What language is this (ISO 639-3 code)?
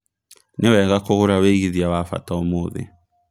kik